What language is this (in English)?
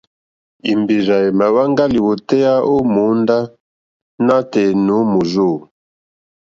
Mokpwe